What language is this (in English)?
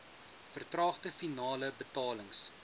Afrikaans